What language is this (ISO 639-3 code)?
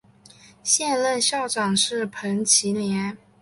zho